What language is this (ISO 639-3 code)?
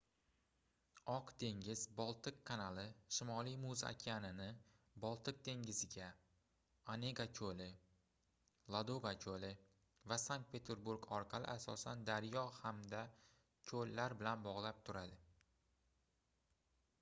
uzb